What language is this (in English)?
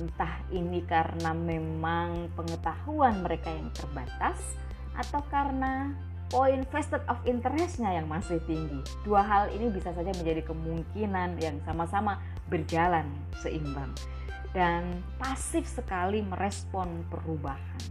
Indonesian